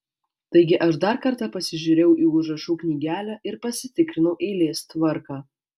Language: Lithuanian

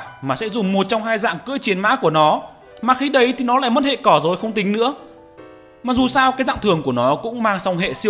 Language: Vietnamese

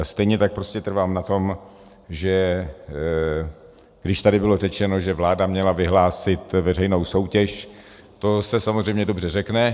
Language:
Czech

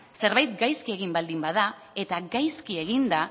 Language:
Basque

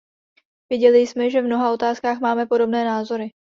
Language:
Czech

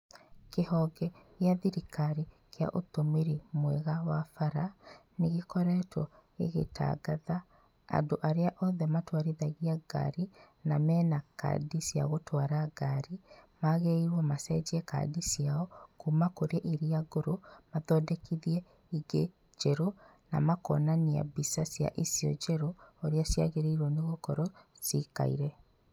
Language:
Kikuyu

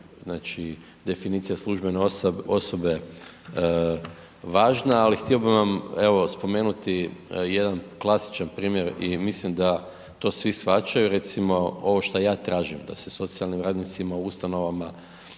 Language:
Croatian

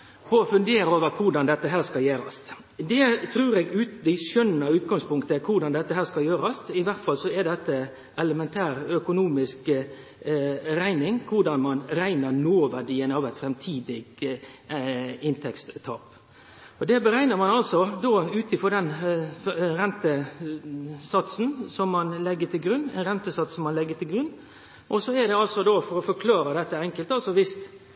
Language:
Norwegian Nynorsk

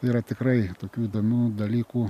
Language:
Lithuanian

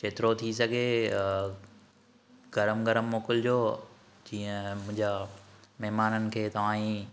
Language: Sindhi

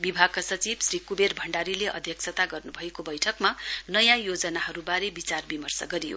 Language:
Nepali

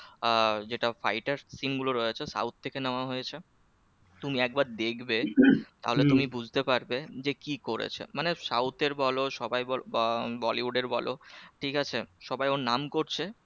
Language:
Bangla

